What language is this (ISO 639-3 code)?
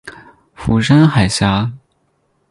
zho